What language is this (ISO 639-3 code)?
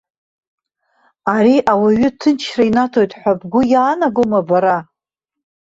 abk